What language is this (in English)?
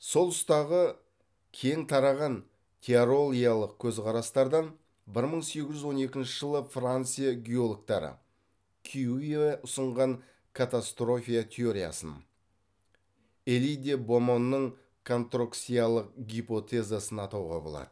Kazakh